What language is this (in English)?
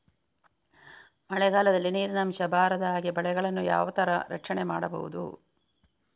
Kannada